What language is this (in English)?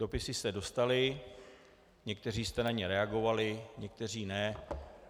Czech